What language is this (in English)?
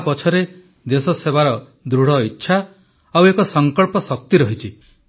Odia